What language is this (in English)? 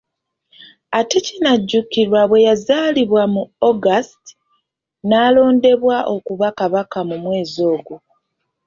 Ganda